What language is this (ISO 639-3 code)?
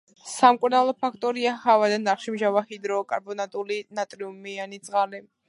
kat